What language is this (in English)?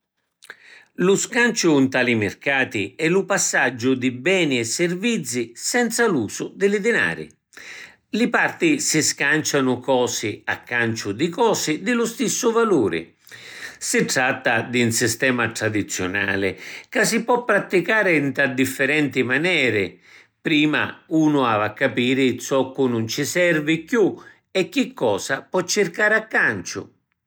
Sicilian